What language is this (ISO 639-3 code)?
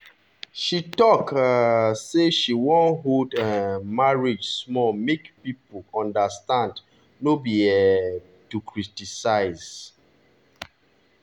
pcm